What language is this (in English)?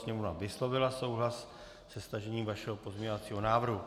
Czech